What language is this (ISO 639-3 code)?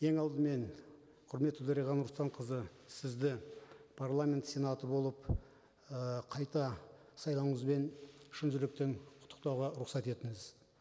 kaz